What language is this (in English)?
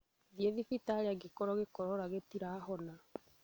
Kikuyu